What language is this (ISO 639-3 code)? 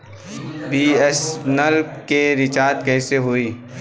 bho